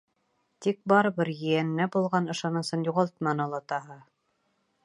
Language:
Bashkir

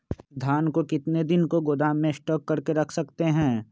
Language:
Magahi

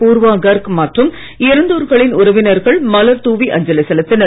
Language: Tamil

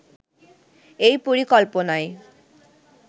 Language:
Bangla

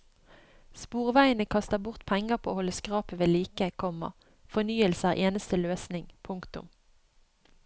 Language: Norwegian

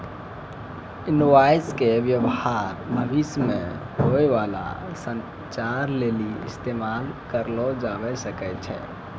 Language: Maithili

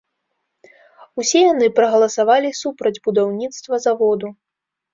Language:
Belarusian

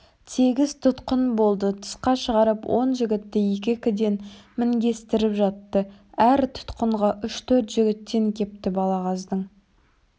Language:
Kazakh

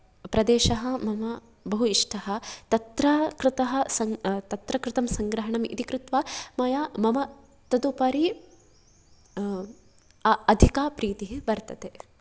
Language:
Sanskrit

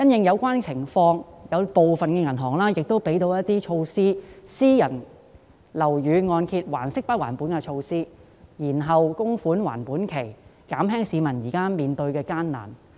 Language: Cantonese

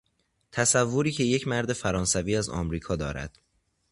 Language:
Persian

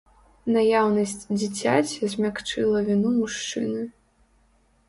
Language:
Belarusian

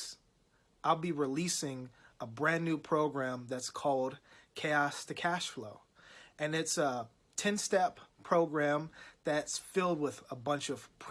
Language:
English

